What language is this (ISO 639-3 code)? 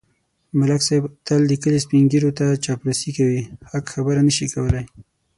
pus